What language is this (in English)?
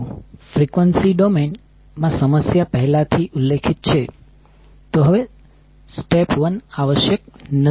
Gujarati